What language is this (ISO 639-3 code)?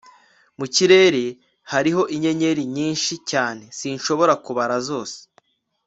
kin